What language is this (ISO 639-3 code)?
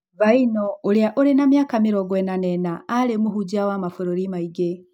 kik